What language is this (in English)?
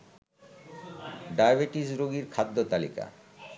Bangla